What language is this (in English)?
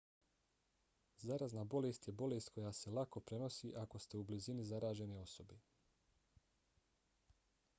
Bosnian